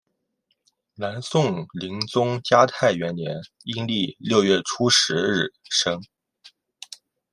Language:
Chinese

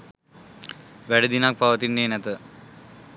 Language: Sinhala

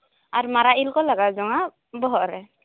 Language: Santali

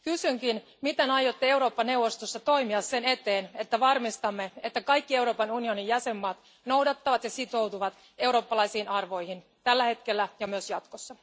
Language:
Finnish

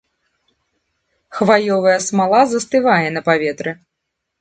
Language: Belarusian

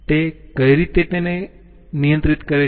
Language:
Gujarati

